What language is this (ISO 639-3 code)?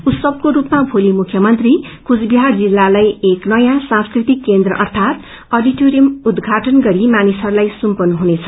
nep